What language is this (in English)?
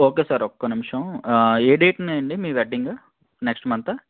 Telugu